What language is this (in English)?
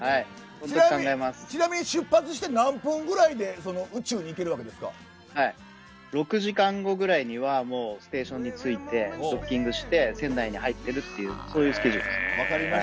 Japanese